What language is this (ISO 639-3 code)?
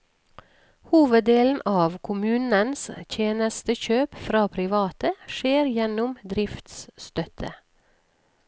nor